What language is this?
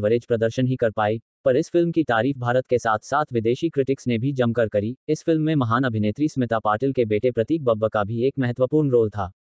Hindi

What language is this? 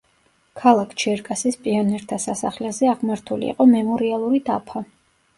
Georgian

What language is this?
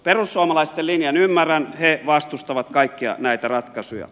Finnish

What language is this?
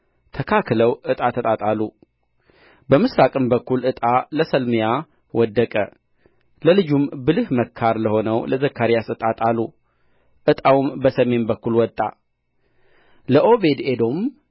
Amharic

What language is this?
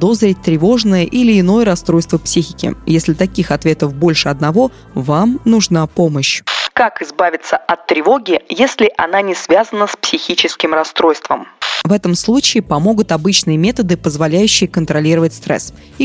Russian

